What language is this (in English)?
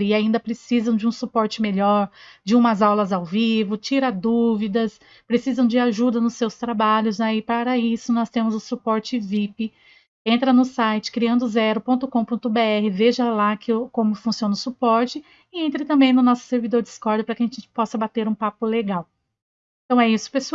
Portuguese